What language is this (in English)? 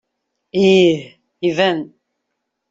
Kabyle